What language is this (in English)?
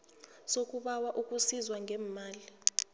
South Ndebele